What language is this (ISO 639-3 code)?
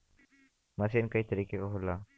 bho